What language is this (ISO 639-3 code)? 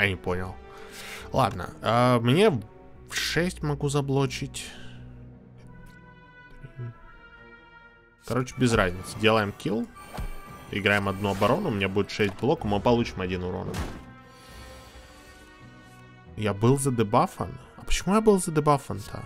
rus